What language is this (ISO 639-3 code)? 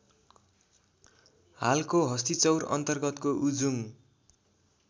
nep